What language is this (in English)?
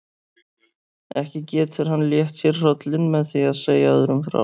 Icelandic